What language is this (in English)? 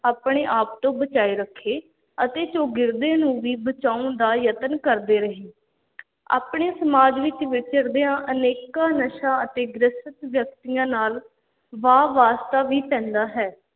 Punjabi